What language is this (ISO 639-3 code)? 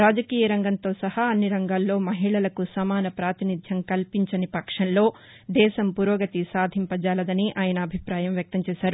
tel